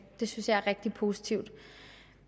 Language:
Danish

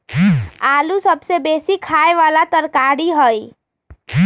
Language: Magahi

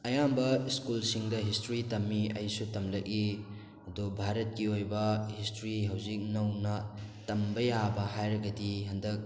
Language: Manipuri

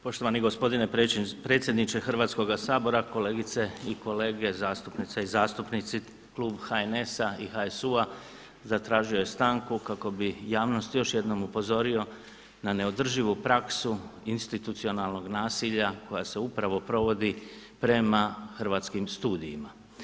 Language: Croatian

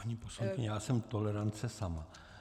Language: Czech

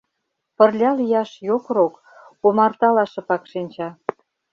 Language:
Mari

